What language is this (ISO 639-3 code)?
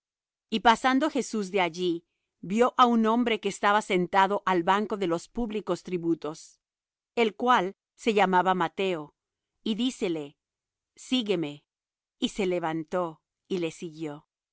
spa